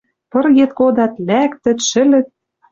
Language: Western Mari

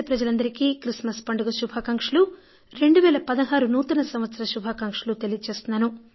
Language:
Telugu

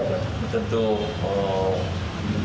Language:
Indonesian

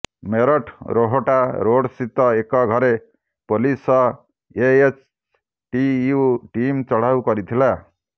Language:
Odia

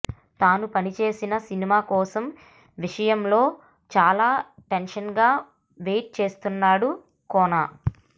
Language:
Telugu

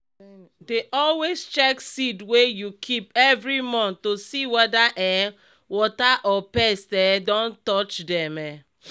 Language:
Nigerian Pidgin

